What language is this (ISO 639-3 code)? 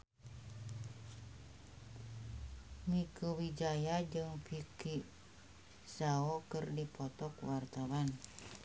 sun